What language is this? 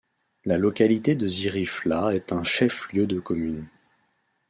French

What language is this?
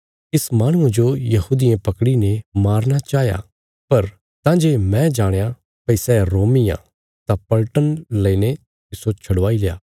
Bilaspuri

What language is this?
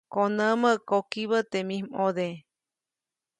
Copainalá Zoque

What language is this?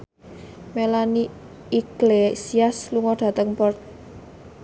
Javanese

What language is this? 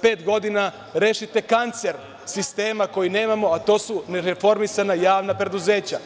Serbian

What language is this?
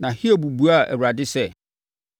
Akan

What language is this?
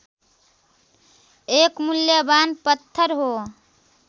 Nepali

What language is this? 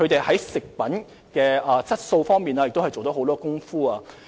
Cantonese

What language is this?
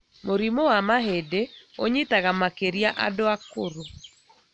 Kikuyu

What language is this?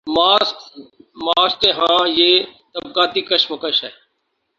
Urdu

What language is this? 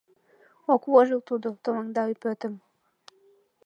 Mari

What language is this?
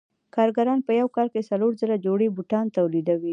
Pashto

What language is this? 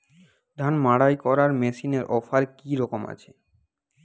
Bangla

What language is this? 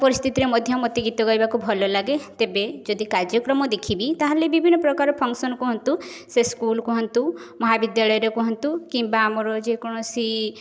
Odia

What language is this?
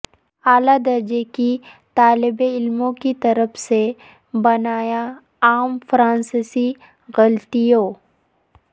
Urdu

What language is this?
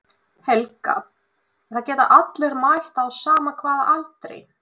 Icelandic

